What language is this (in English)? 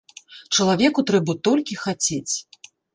Belarusian